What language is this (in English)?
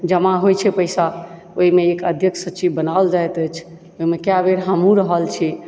Maithili